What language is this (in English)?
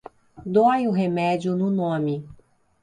Portuguese